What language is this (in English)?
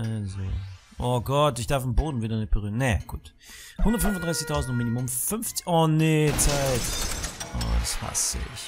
German